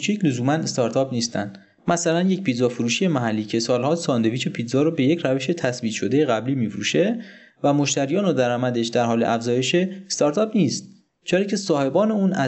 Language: Persian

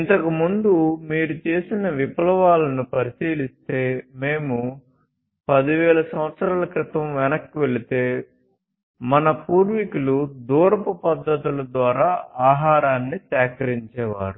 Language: Telugu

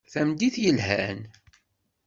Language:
Kabyle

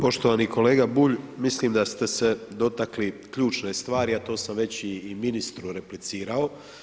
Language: Croatian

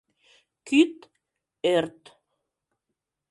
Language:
Mari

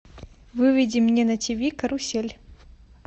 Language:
Russian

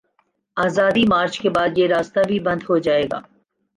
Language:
Urdu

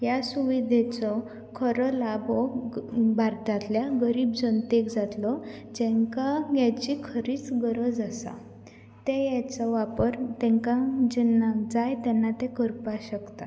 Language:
Konkani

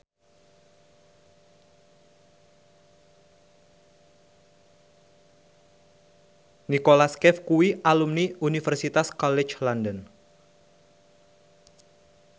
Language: Javanese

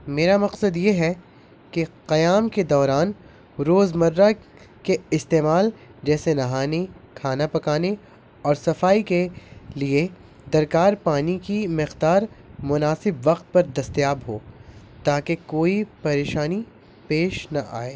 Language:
Urdu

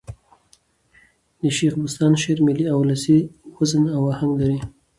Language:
Pashto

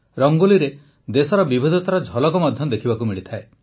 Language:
Odia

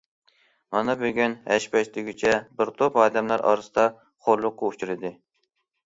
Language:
Uyghur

